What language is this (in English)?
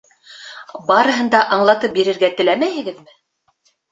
Bashkir